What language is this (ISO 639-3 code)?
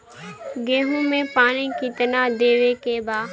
bho